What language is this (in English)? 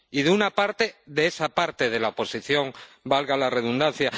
Spanish